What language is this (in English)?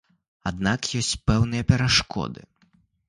Belarusian